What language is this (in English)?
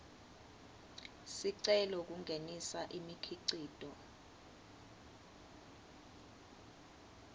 Swati